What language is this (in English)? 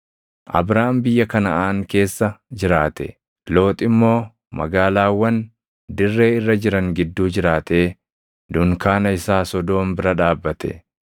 Oromo